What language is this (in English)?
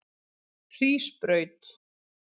Icelandic